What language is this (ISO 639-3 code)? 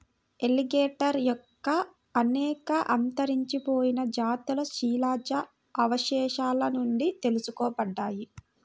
tel